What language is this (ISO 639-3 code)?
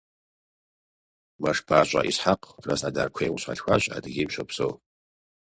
kbd